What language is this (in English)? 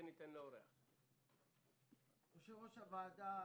Hebrew